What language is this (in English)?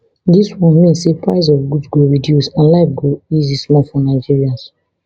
Nigerian Pidgin